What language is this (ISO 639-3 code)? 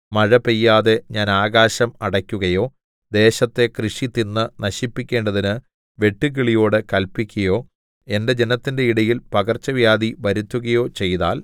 mal